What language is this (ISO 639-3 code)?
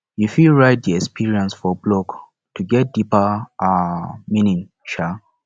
pcm